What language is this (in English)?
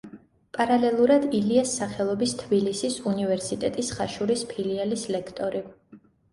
Georgian